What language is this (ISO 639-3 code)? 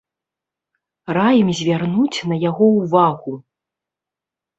bel